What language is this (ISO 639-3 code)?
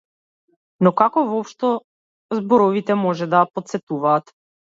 mkd